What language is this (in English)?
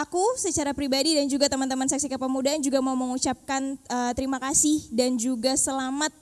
Indonesian